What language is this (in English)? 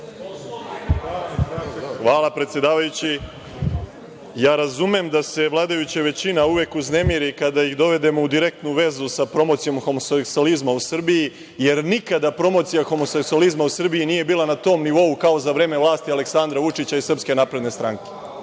Serbian